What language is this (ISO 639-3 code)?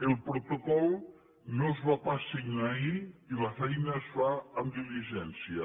cat